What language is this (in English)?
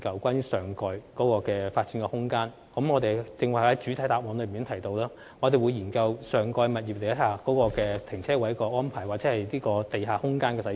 Cantonese